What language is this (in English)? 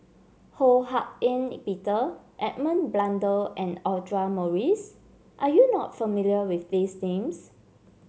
English